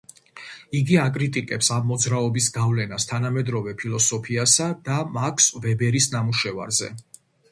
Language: Georgian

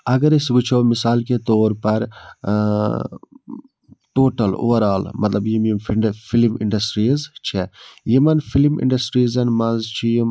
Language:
Kashmiri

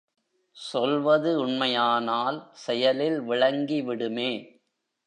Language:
Tamil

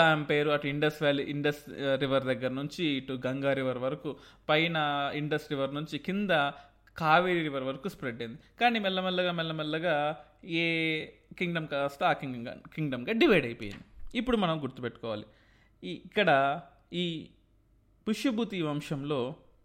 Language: Telugu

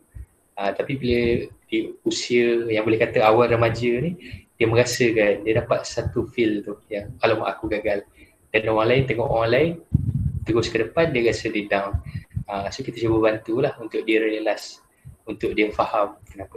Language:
Malay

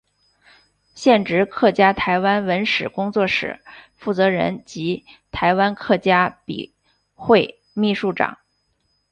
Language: Chinese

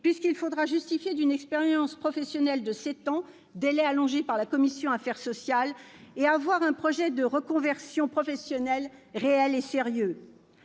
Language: French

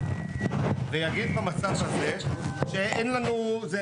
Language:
Hebrew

